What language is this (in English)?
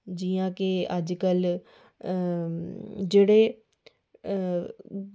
Dogri